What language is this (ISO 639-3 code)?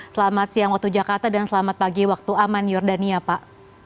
ind